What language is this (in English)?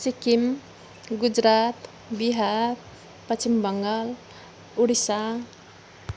Nepali